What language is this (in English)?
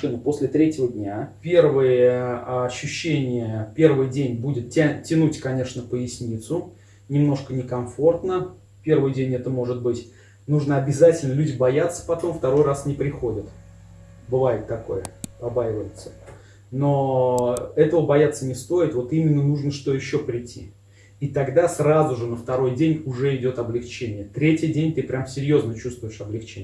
Russian